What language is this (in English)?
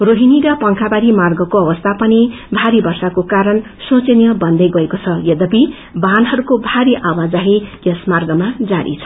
Nepali